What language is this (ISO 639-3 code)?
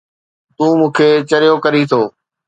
snd